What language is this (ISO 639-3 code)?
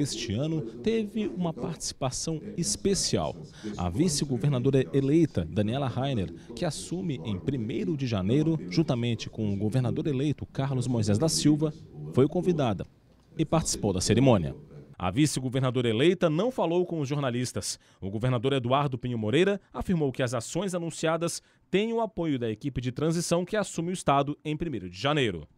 por